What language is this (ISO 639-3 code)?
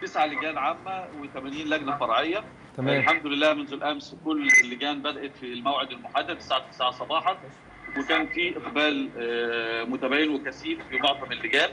ara